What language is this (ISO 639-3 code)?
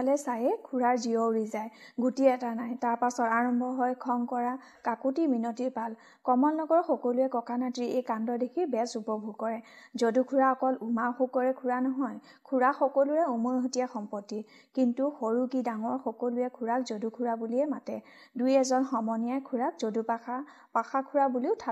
hin